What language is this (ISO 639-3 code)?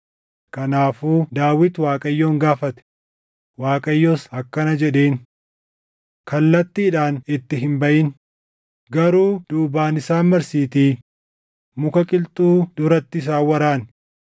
orm